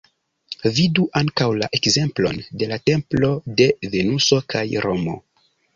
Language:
Esperanto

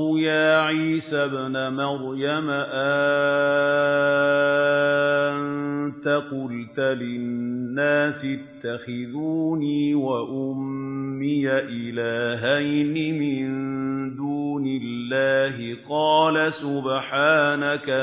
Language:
Arabic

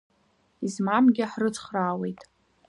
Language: Abkhazian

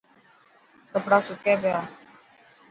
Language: Dhatki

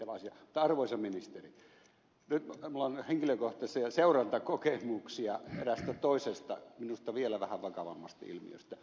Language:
Finnish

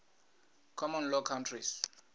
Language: Venda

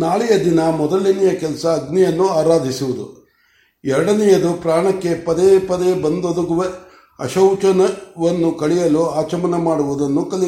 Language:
Kannada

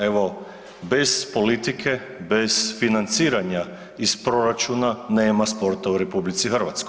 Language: Croatian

